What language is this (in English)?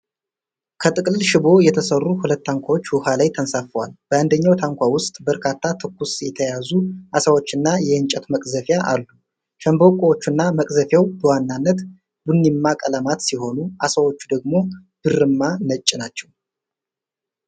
Amharic